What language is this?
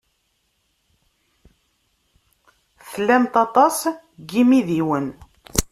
Kabyle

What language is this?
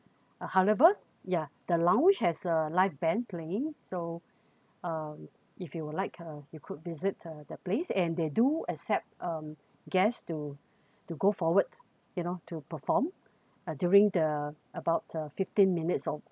English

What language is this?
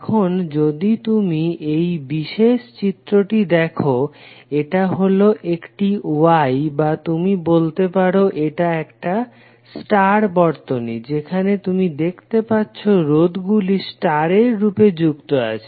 Bangla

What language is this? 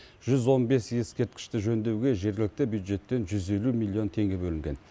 Kazakh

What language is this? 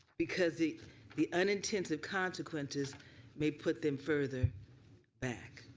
English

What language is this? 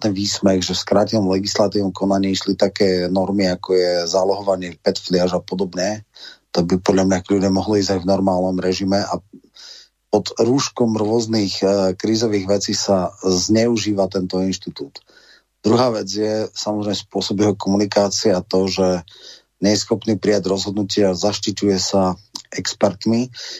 Slovak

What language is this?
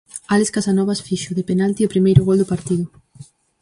Galician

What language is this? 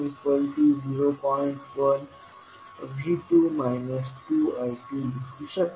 Marathi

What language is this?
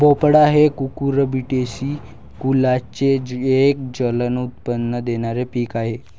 Marathi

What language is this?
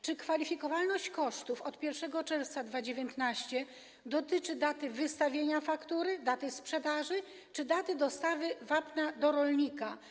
Polish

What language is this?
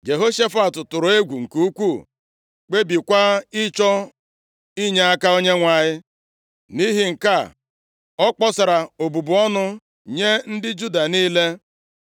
Igbo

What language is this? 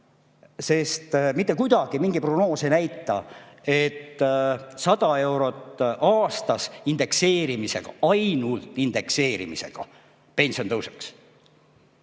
Estonian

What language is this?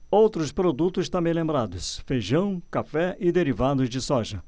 Portuguese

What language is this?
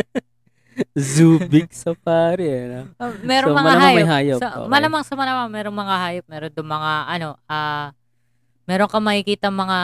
Filipino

